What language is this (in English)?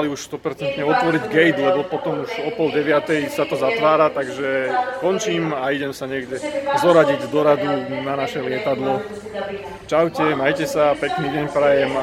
Slovak